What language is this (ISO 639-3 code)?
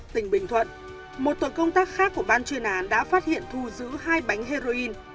vie